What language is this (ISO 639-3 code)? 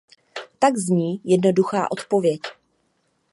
ces